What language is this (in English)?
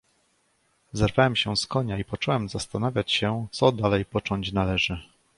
Polish